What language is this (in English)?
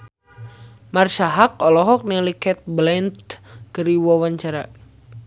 Sundanese